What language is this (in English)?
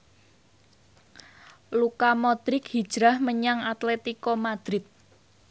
Javanese